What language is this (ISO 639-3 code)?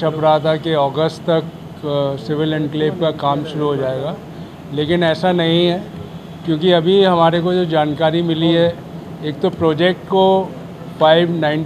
hin